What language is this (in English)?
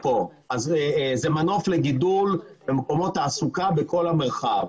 Hebrew